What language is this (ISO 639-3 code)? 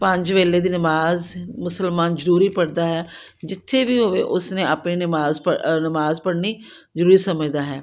pan